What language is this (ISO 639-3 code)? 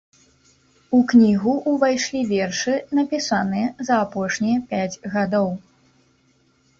bel